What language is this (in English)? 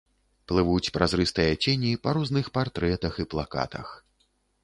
Belarusian